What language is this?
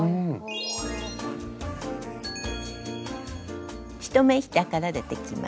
Japanese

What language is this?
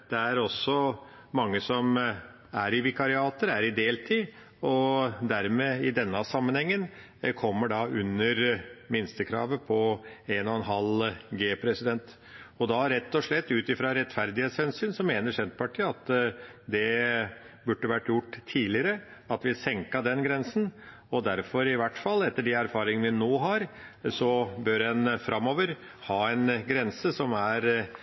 Norwegian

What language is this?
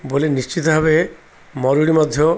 Odia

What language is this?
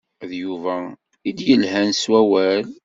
Kabyle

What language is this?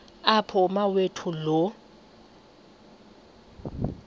Xhosa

